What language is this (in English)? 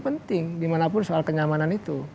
Indonesian